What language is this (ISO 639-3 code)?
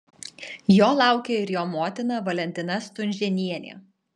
lit